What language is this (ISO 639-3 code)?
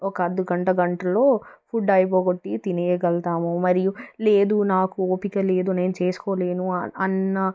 tel